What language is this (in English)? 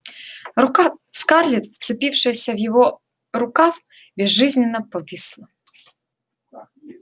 Russian